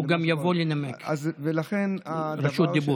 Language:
Hebrew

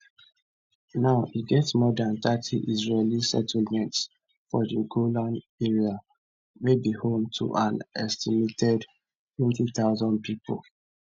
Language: Nigerian Pidgin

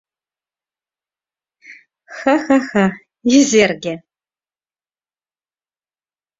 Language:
Mari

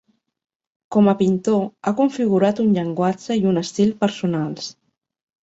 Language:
Catalan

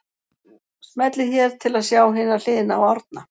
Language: Icelandic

